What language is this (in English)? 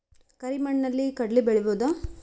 Kannada